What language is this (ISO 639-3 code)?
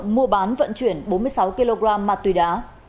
vie